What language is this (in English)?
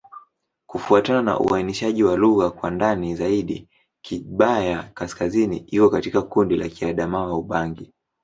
Swahili